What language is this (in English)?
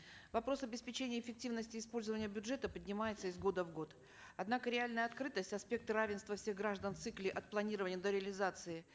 Kazakh